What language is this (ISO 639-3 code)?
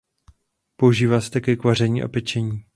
ces